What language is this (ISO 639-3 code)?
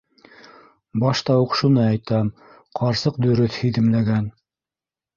bak